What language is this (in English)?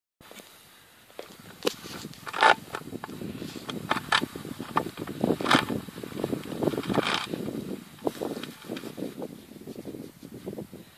Dutch